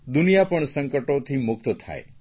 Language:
Gujarati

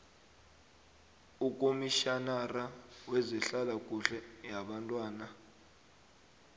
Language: South Ndebele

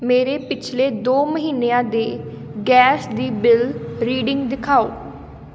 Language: Punjabi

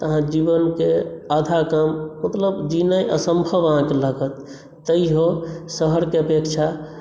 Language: Maithili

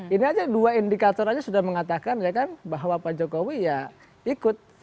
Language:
Indonesian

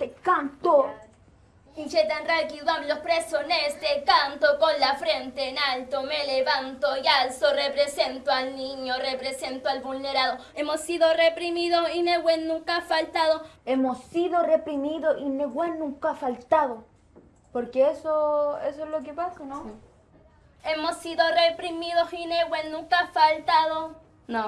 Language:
Spanish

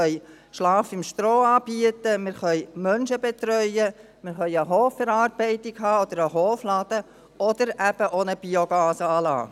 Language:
Swiss German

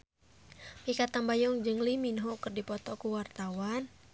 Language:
Sundanese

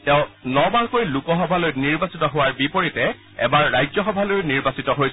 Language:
Assamese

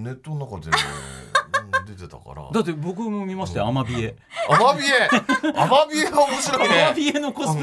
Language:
Japanese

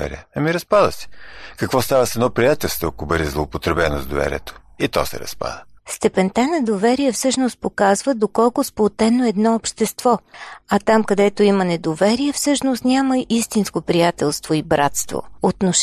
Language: Bulgarian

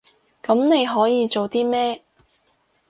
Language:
Cantonese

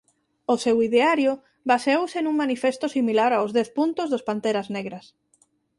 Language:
Galician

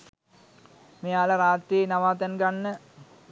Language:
Sinhala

